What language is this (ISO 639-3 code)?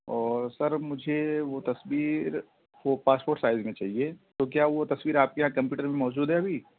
urd